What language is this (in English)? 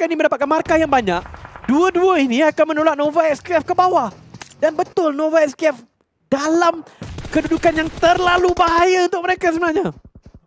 Malay